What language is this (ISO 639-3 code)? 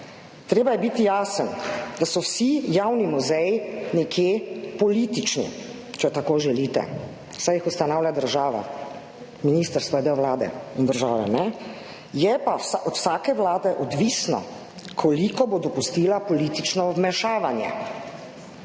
slv